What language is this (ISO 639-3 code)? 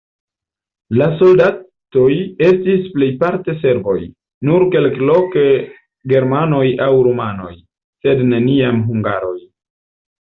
epo